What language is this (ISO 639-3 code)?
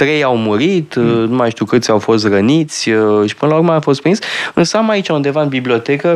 ron